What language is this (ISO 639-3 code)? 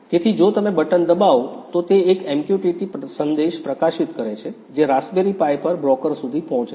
guj